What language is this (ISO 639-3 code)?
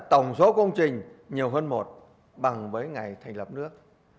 vie